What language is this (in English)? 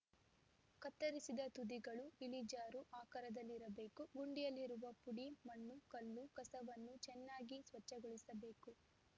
Kannada